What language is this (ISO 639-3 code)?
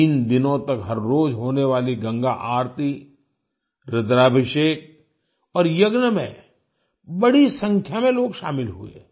hin